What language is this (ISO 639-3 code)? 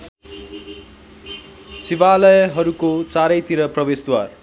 nep